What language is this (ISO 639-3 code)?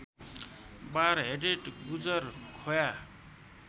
nep